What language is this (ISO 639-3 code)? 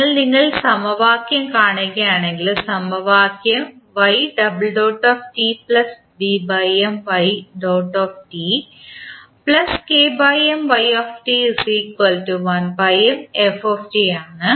mal